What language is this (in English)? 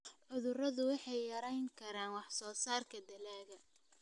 Somali